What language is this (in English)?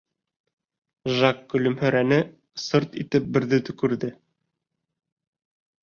Bashkir